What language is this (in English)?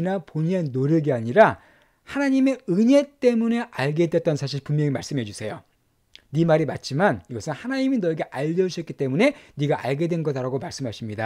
Korean